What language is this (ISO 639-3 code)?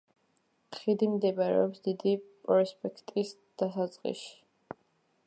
kat